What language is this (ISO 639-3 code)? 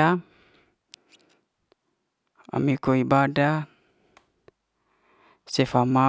ste